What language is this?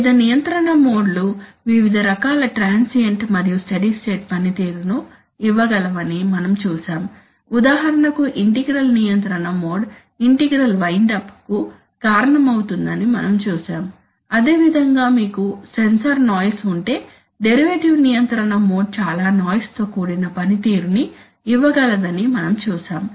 Telugu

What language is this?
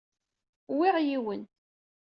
Kabyle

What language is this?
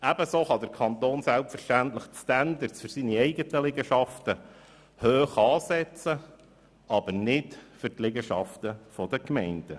Swiss German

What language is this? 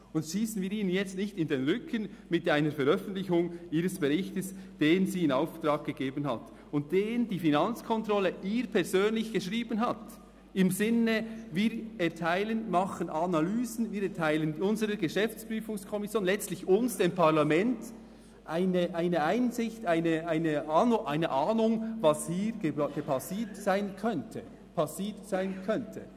Swiss German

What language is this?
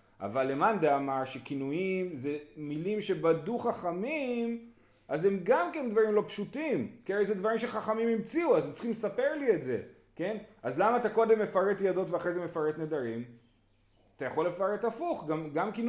Hebrew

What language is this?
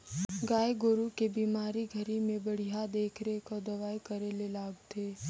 Chhattisgarhi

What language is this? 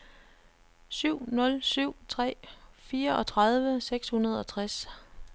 Danish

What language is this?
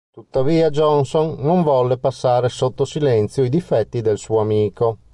Italian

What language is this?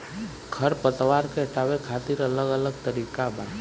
Bhojpuri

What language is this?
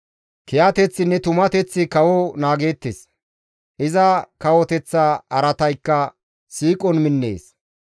Gamo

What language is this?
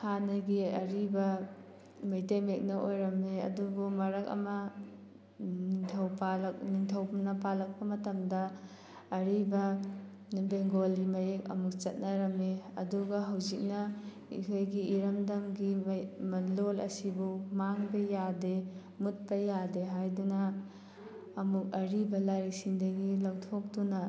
Manipuri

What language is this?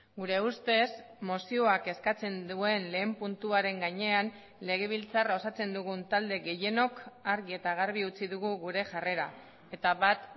Basque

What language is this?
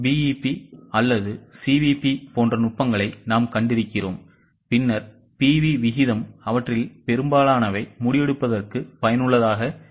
Tamil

